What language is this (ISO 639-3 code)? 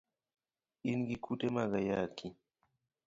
luo